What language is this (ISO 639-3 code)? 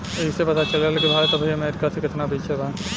bho